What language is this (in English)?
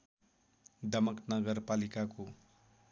Nepali